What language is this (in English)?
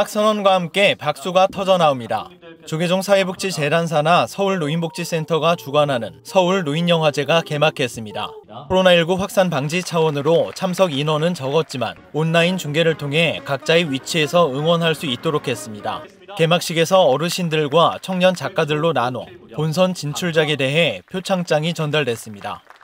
Korean